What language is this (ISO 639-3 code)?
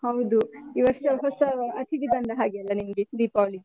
kan